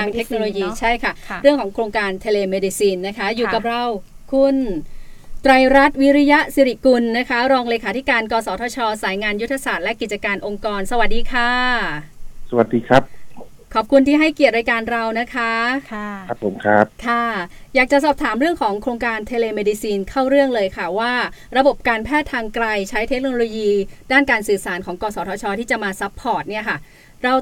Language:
Thai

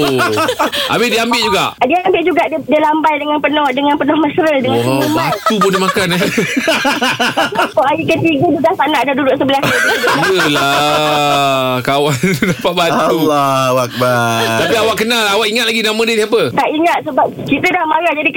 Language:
Malay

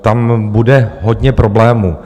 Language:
Czech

